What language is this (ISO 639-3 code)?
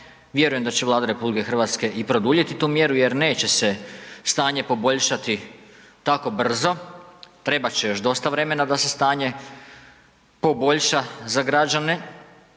hrv